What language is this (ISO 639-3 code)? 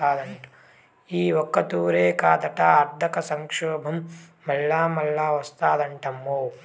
tel